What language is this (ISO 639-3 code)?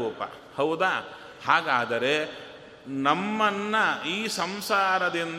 kan